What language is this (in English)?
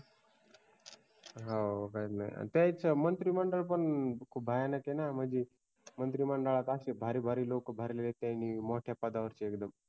Marathi